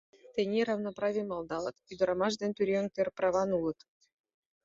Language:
Mari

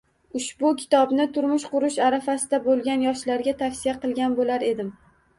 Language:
Uzbek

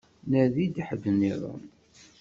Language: Kabyle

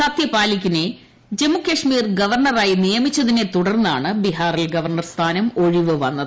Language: Malayalam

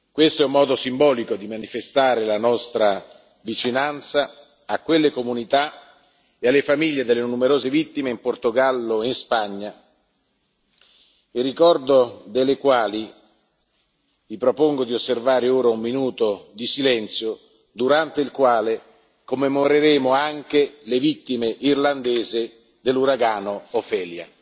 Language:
Italian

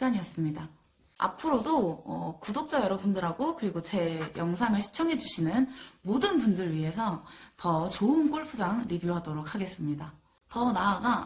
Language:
Korean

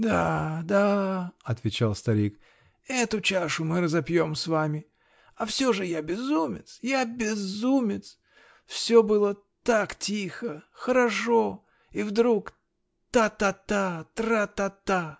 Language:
Russian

